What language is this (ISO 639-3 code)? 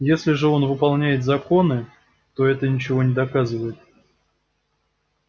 rus